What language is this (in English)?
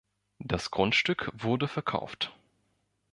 German